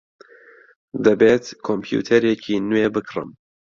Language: Central Kurdish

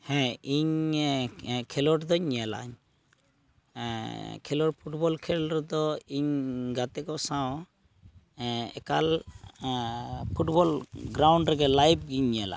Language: Santali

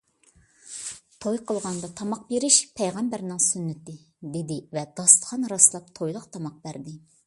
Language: Uyghur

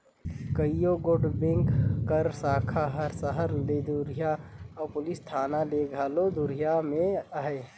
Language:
Chhattisgarhi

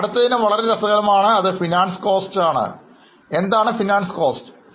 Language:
Malayalam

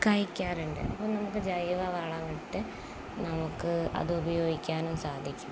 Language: Malayalam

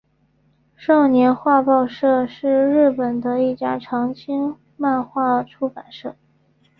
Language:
Chinese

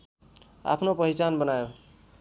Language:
Nepali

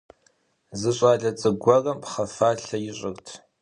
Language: Kabardian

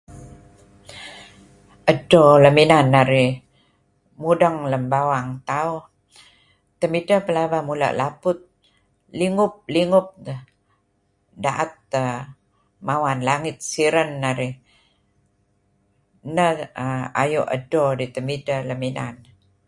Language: Kelabit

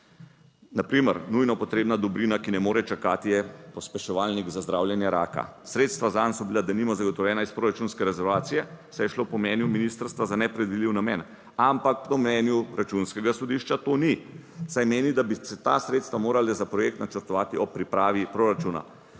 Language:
Slovenian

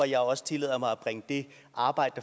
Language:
Danish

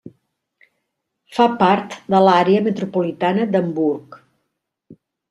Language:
Catalan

